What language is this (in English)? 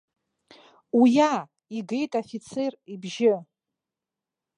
Abkhazian